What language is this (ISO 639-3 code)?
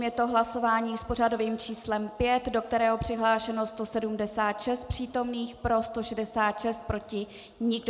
ces